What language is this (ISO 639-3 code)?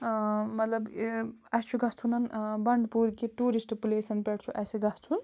kas